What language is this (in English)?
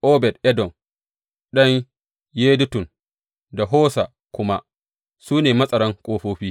Hausa